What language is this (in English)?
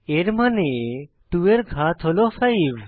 Bangla